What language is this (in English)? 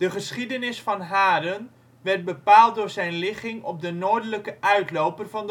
Dutch